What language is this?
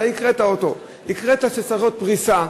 Hebrew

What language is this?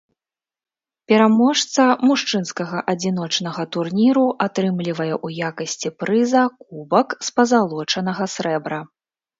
Belarusian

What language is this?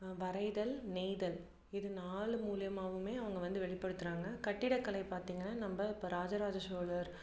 Tamil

